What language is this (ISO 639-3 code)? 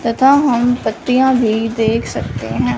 hin